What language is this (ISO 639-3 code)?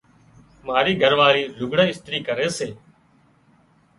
kxp